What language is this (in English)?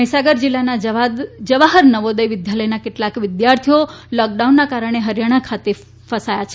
Gujarati